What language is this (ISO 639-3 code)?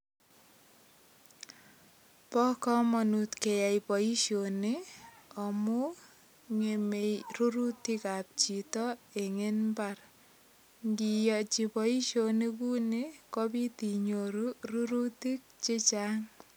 kln